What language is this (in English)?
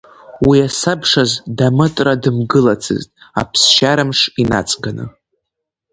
Abkhazian